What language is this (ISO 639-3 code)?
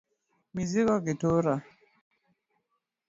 luo